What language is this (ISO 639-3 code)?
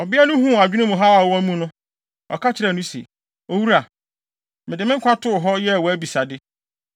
aka